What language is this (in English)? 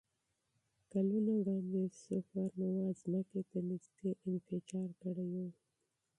Pashto